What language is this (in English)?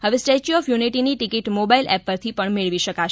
Gujarati